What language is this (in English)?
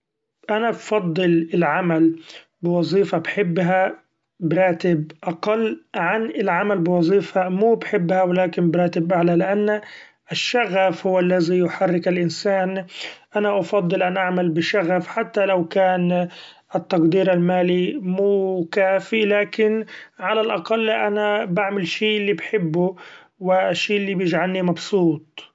Gulf Arabic